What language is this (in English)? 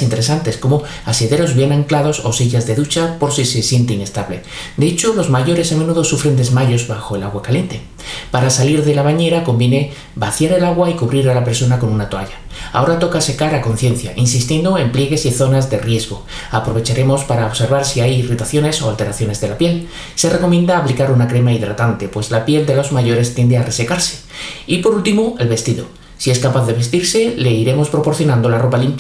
Spanish